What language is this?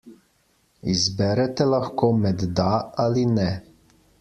Slovenian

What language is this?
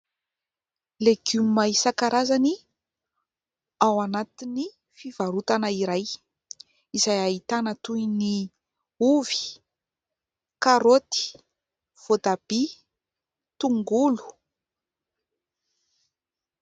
Malagasy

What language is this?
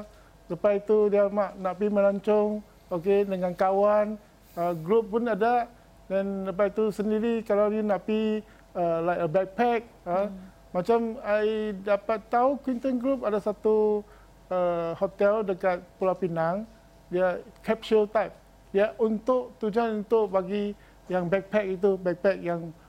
Malay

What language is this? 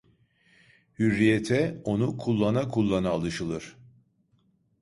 Turkish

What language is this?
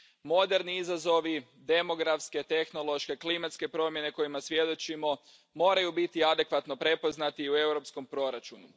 Croatian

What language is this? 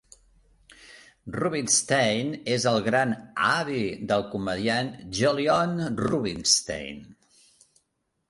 Catalan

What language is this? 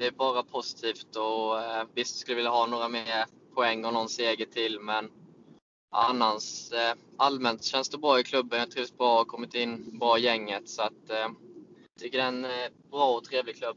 Swedish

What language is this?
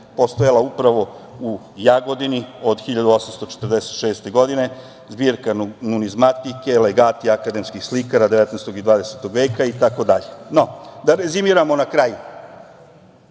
Serbian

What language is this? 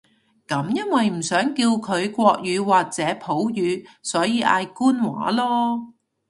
Cantonese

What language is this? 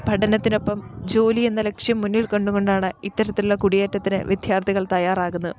Malayalam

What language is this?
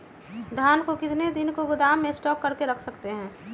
Magahi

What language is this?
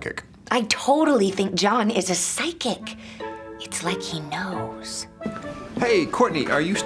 English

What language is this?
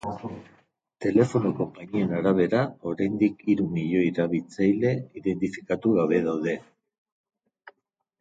Basque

